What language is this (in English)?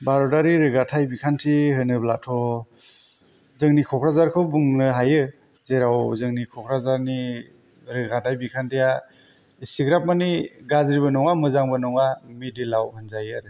Bodo